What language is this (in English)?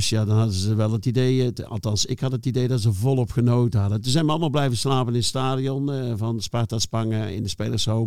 Dutch